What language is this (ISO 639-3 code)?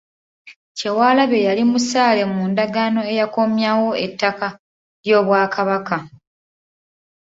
lug